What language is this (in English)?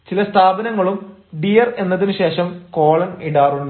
Malayalam